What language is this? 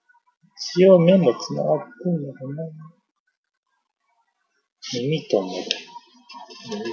Japanese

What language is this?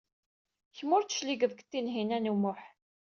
Kabyle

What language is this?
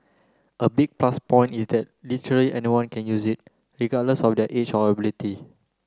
English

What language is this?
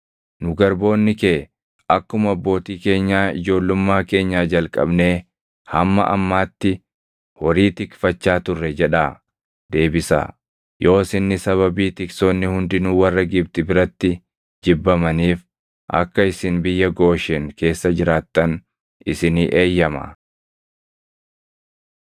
Oromo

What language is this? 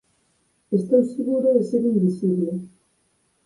Galician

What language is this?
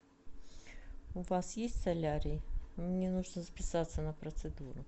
Russian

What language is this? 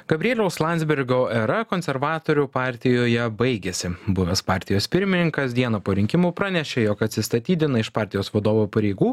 Lithuanian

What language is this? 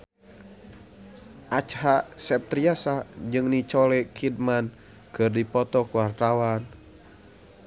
Sundanese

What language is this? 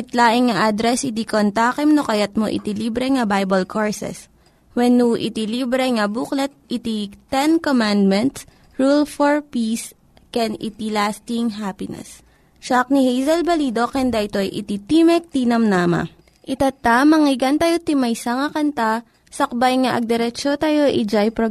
Filipino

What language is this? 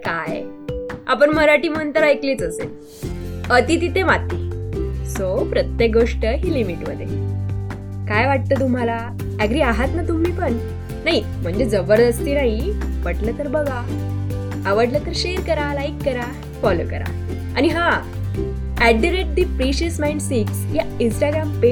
Marathi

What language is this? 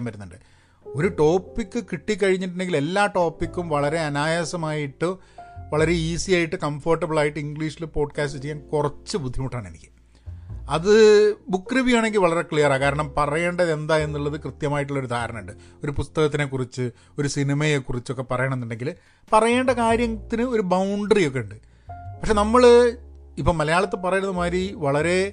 Malayalam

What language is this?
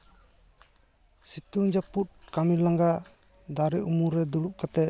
Santali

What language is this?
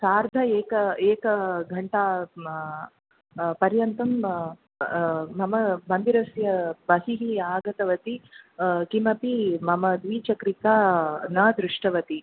Sanskrit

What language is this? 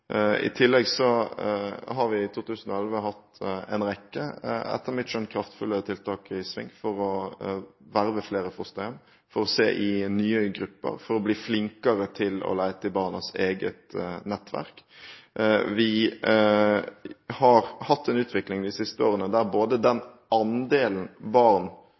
Norwegian Bokmål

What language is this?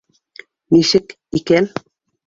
Bashkir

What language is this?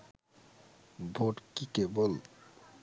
Bangla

